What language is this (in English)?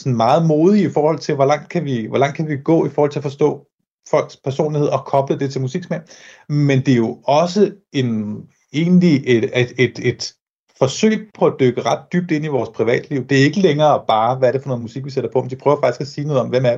Danish